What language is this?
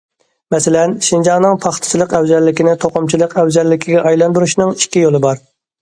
Uyghur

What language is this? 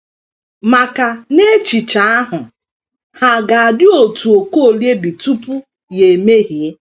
Igbo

